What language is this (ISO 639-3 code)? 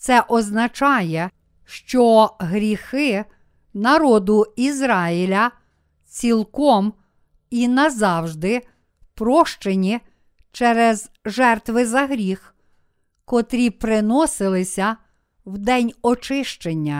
ukr